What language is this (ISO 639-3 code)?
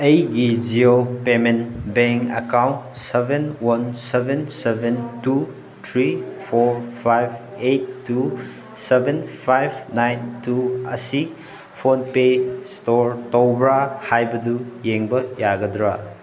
mni